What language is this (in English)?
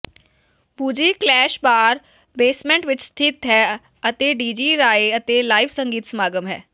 Punjabi